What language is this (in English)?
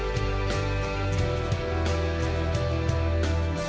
Indonesian